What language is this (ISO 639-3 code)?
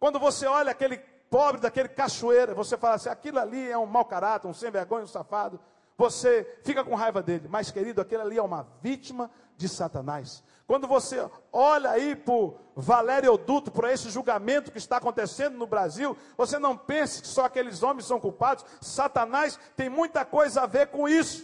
por